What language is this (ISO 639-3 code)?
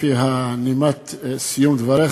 heb